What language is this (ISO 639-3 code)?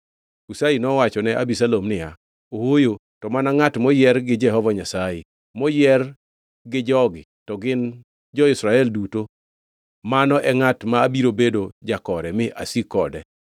luo